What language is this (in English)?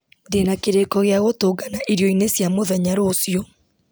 Kikuyu